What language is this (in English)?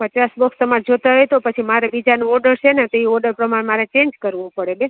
Gujarati